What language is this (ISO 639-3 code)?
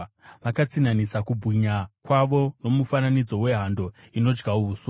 sna